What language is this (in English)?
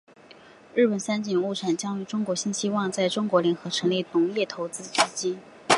Chinese